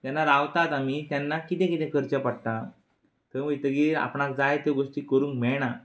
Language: Konkani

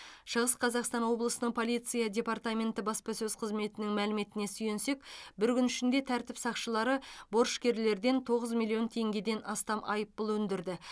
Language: Kazakh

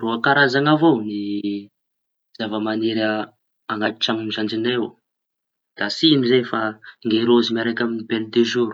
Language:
Tanosy Malagasy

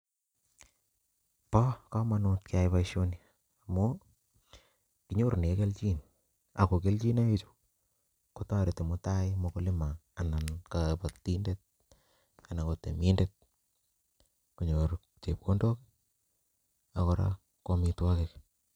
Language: Kalenjin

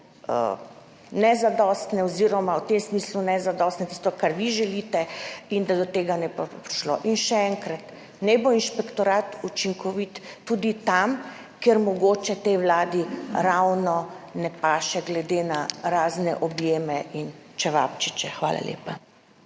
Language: Slovenian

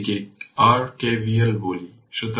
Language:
Bangla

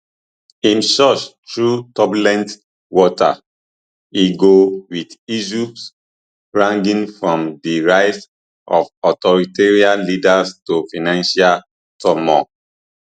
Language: Nigerian Pidgin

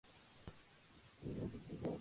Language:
Spanish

